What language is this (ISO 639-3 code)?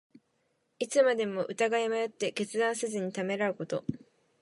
jpn